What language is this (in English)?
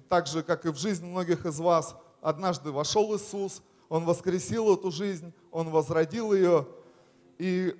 Russian